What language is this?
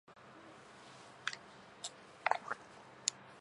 Japanese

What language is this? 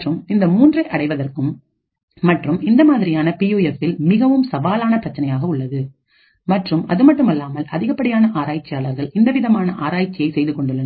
Tamil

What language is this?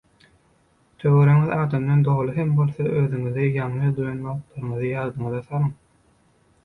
Turkmen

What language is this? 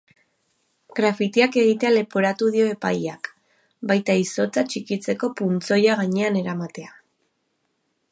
Basque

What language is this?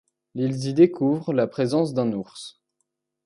French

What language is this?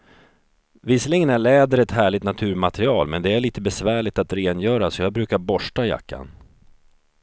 Swedish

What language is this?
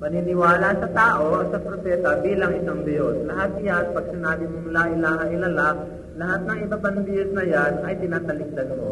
Filipino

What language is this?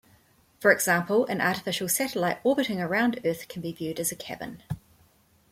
English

